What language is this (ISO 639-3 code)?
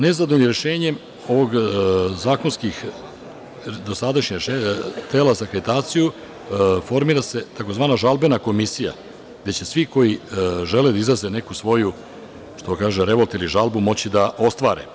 srp